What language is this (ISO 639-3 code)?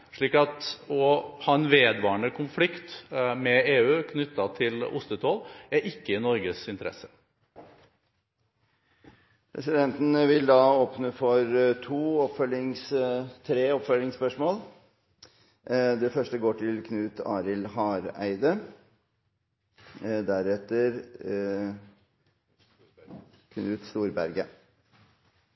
nor